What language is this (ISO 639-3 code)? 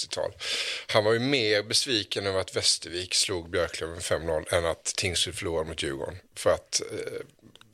swe